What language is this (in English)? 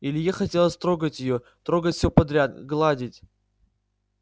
Russian